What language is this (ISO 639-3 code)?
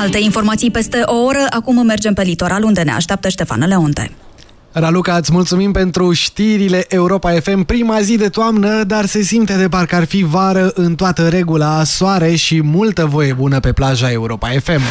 ron